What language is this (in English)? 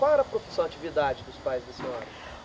Portuguese